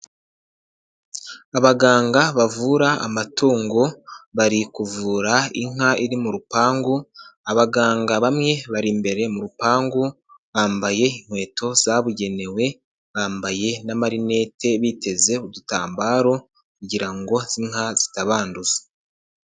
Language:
Kinyarwanda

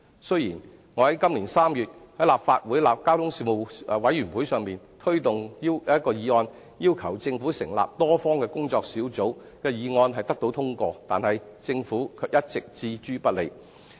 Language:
Cantonese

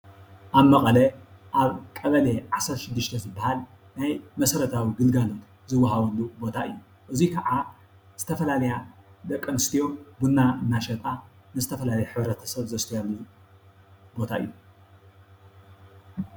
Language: Tigrinya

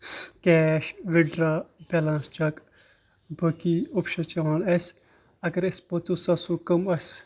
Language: Kashmiri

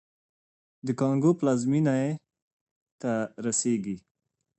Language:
Pashto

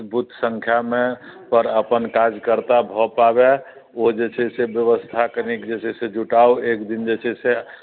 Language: Maithili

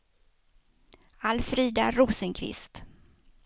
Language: Swedish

